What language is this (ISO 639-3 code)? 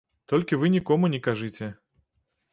bel